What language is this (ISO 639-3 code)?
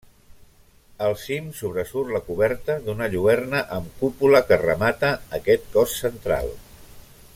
cat